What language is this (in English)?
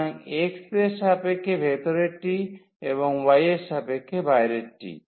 Bangla